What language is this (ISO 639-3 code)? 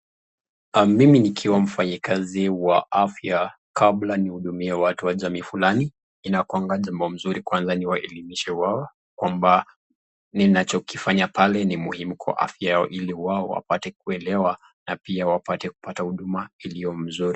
swa